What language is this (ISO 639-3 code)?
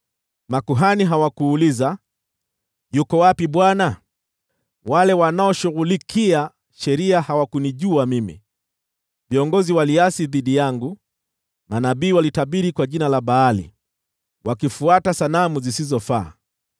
swa